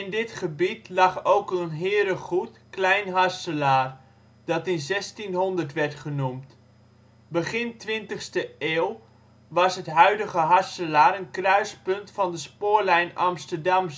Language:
Dutch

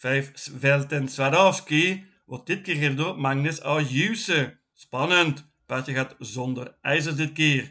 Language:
Dutch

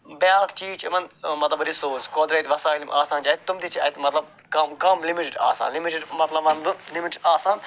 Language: Kashmiri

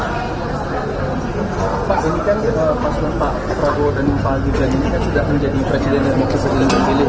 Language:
Indonesian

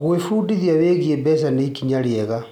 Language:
Kikuyu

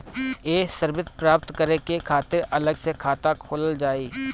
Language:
Bhojpuri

